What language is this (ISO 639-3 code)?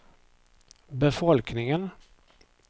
swe